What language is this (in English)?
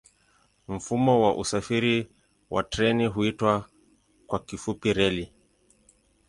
Swahili